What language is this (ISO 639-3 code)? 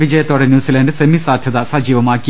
mal